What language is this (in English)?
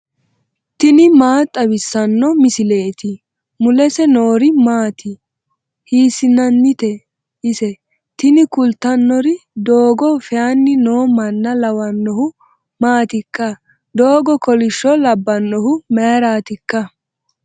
Sidamo